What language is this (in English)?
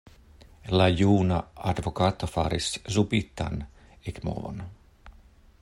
Esperanto